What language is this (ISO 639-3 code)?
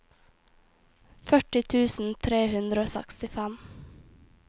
nor